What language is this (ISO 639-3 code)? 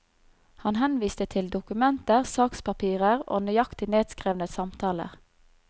nor